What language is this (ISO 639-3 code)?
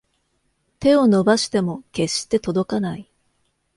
jpn